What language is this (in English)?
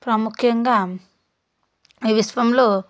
Telugu